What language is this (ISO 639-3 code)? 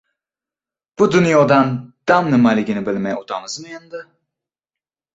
uzb